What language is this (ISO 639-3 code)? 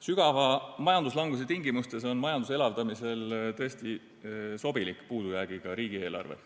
est